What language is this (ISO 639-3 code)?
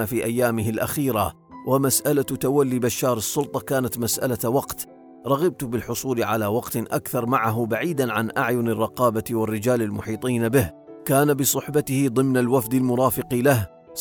ara